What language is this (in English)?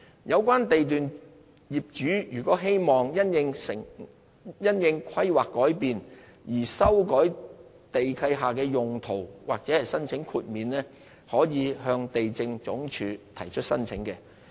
Cantonese